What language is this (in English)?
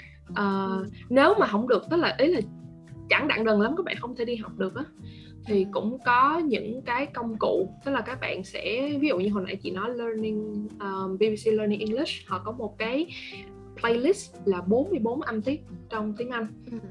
Vietnamese